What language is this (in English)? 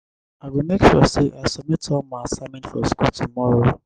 Nigerian Pidgin